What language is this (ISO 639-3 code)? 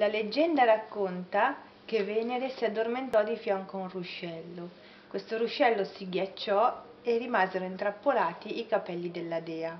ita